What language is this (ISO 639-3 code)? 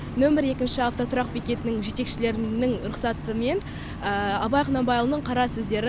kaz